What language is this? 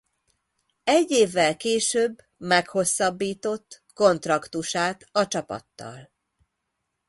Hungarian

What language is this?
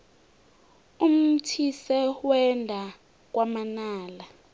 South Ndebele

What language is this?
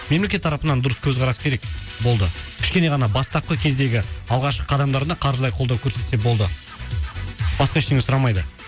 Kazakh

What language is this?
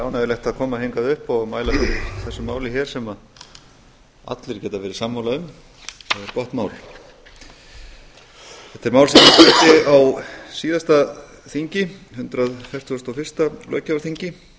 Icelandic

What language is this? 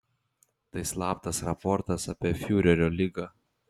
Lithuanian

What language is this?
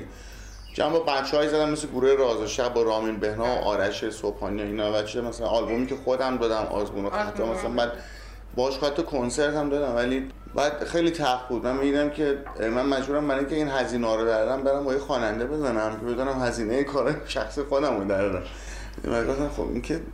Persian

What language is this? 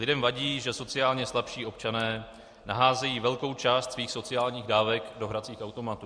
Czech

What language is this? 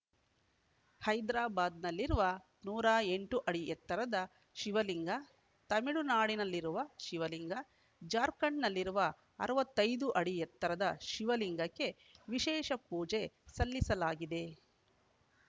Kannada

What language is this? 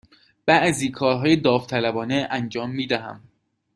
Persian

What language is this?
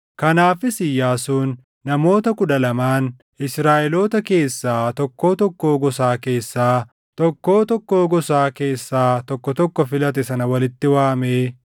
Oromo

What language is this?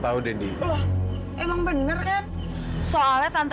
Indonesian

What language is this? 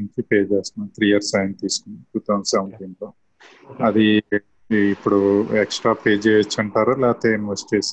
Telugu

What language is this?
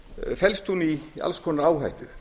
Icelandic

